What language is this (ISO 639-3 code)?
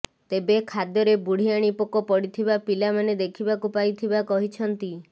ori